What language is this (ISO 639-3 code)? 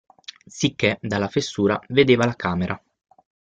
ita